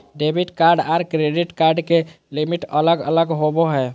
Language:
Magahi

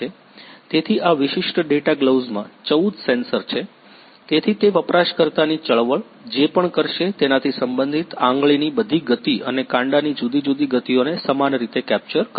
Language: Gujarati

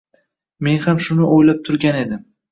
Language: Uzbek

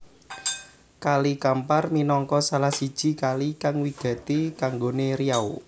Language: Javanese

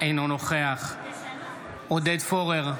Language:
Hebrew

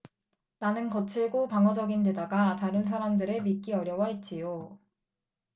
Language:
Korean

